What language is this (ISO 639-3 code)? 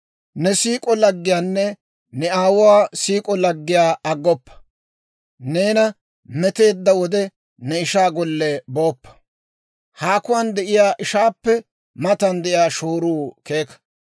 dwr